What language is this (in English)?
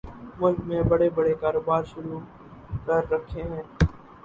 Urdu